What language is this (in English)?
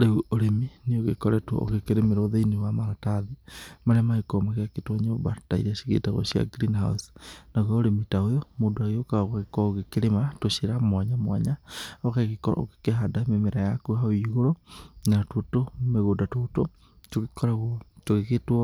Kikuyu